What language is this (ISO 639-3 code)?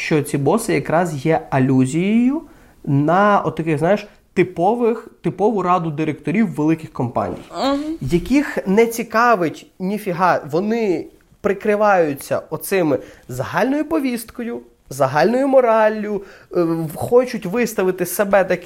ukr